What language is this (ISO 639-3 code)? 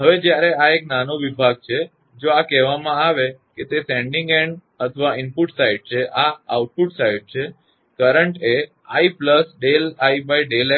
guj